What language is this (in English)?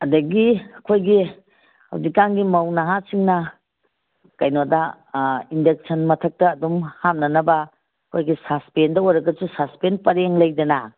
Manipuri